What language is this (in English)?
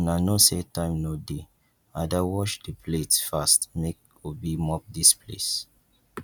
Nigerian Pidgin